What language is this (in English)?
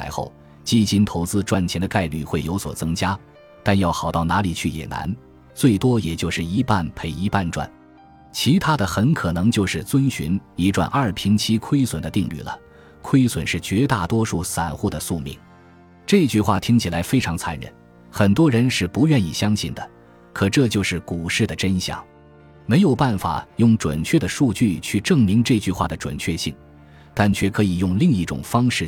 Chinese